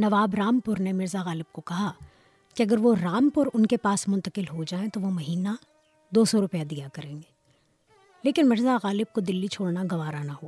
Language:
Urdu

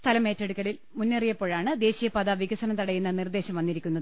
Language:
Malayalam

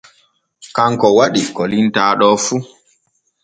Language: Borgu Fulfulde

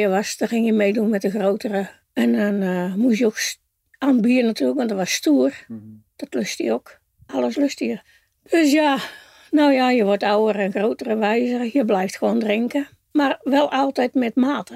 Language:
Dutch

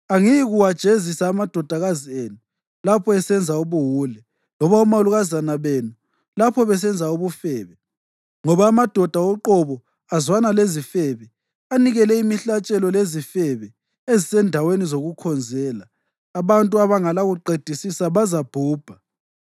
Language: North Ndebele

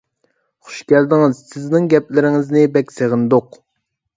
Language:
Uyghur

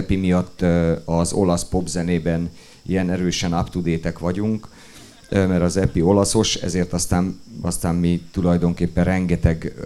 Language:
Hungarian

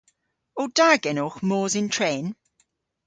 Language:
Cornish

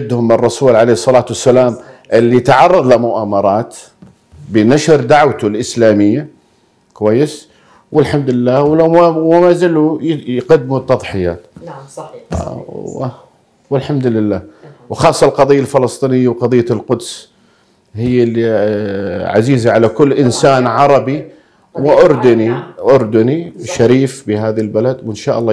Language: Arabic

